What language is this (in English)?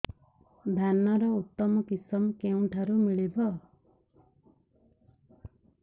Odia